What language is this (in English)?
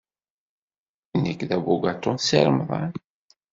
Kabyle